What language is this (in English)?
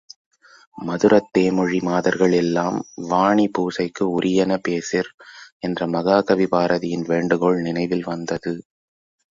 Tamil